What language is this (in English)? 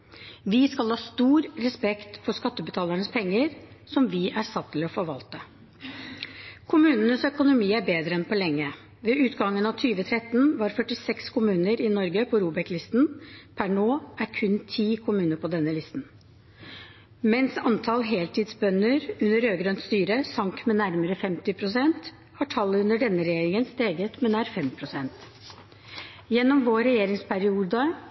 Norwegian Bokmål